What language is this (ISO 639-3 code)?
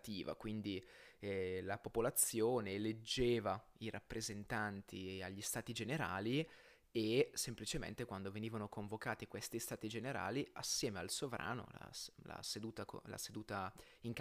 ita